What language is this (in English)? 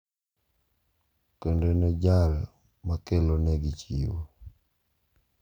Luo (Kenya and Tanzania)